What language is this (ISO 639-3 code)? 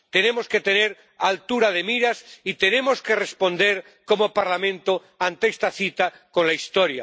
spa